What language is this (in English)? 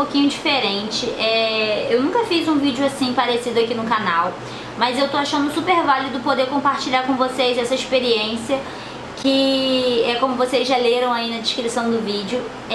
Portuguese